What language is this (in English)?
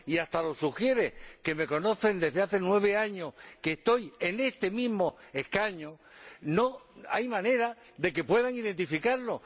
Spanish